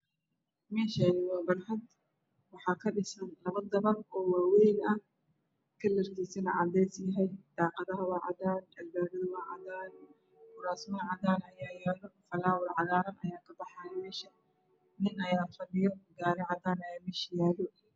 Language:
Somali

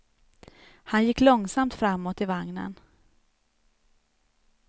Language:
Swedish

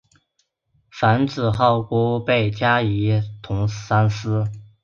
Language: Chinese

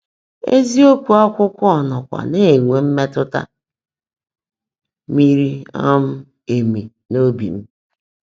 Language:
Igbo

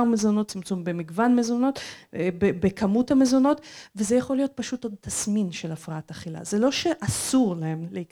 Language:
Hebrew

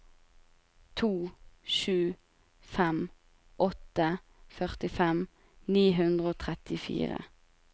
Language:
Norwegian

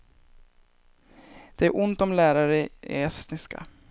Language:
Swedish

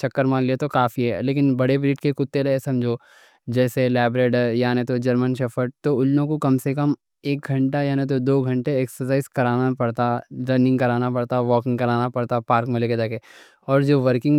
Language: Deccan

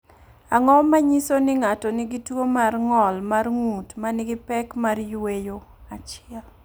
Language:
Luo (Kenya and Tanzania)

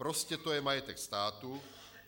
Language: Czech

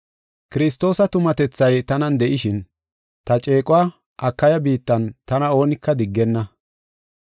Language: Gofa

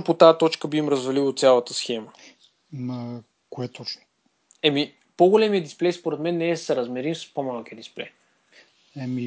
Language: Bulgarian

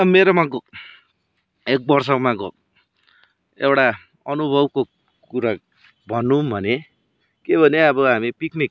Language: Nepali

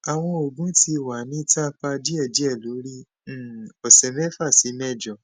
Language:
Yoruba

